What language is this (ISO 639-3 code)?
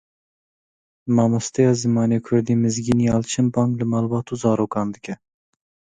kur